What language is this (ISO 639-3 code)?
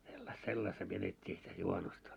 fin